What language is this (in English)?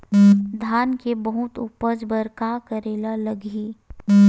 Chhattisgarhi